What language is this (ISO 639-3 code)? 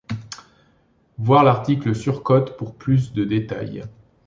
fra